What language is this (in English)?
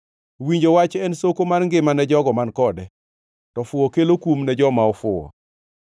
Luo (Kenya and Tanzania)